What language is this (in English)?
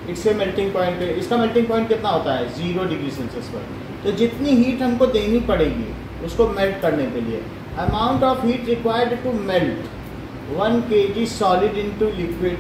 Hindi